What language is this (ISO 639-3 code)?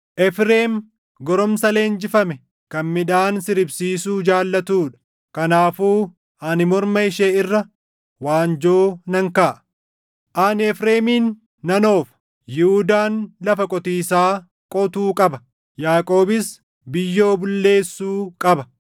orm